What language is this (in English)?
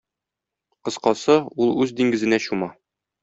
Tatar